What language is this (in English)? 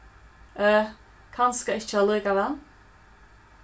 Faroese